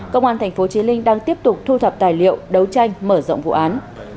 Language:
Vietnamese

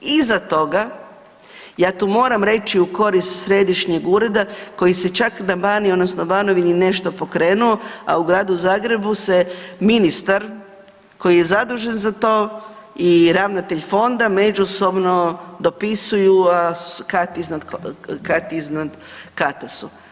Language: Croatian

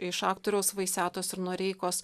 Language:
Lithuanian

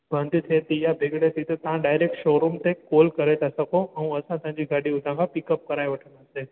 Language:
Sindhi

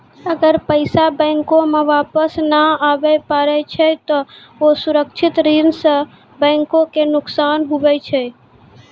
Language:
Maithili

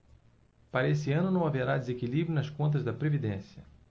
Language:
Portuguese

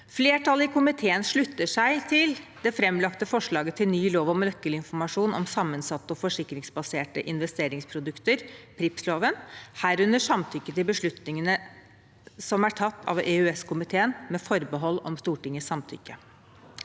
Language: Norwegian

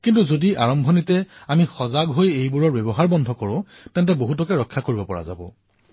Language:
Assamese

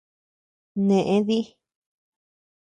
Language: Tepeuxila Cuicatec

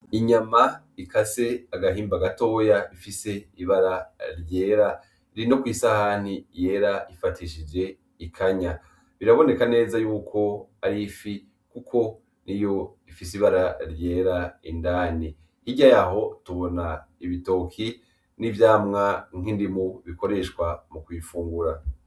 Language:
Rundi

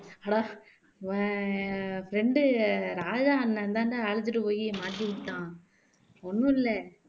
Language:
Tamil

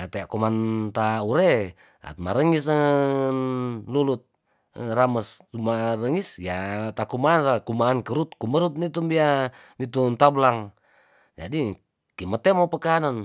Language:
Tondano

